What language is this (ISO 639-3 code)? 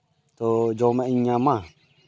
sat